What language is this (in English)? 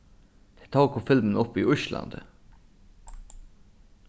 Faroese